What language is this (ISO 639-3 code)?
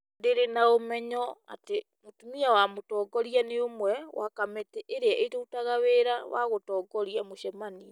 kik